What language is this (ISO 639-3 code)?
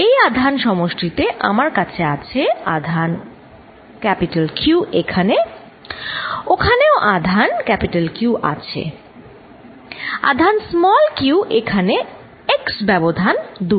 ben